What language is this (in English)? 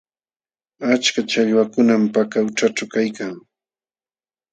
Jauja Wanca Quechua